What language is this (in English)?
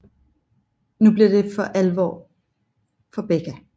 Danish